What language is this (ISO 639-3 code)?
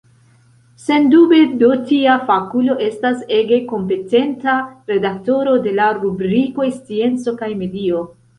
epo